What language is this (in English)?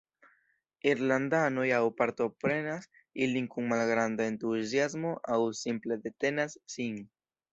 Esperanto